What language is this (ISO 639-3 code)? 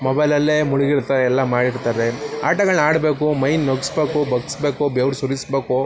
kan